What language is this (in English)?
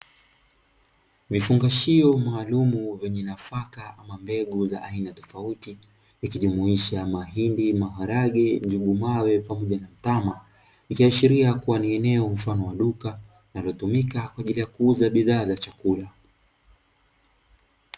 Swahili